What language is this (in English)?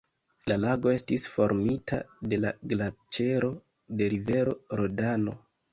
Esperanto